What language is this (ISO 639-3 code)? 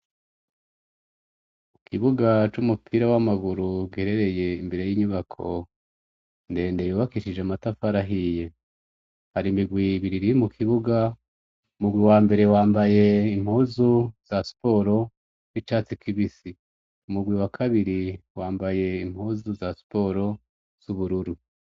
run